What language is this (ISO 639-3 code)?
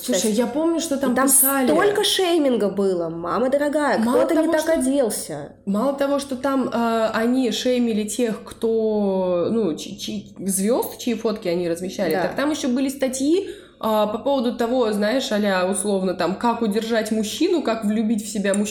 rus